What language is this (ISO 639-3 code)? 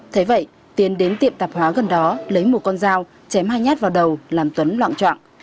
vie